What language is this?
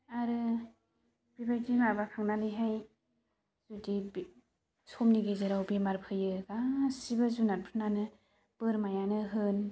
Bodo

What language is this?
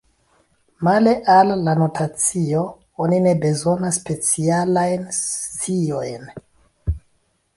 Esperanto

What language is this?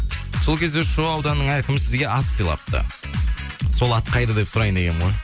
Kazakh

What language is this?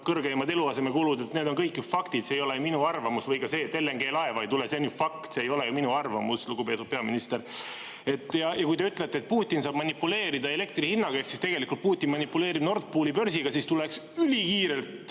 Estonian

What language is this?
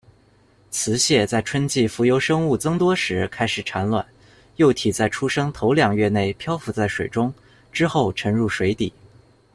Chinese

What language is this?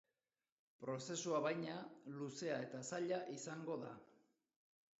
Basque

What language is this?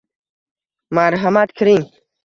Uzbek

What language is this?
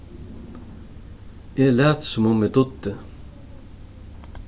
Faroese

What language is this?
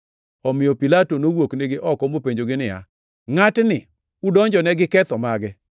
Luo (Kenya and Tanzania)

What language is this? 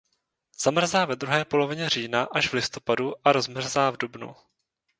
Czech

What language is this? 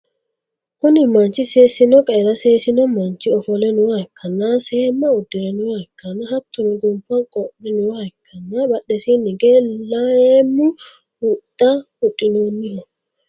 Sidamo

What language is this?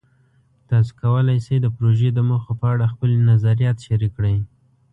Pashto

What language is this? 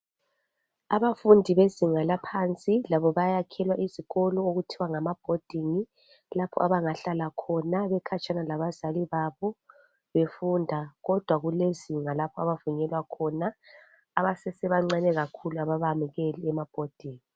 North Ndebele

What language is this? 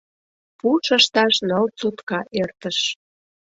Mari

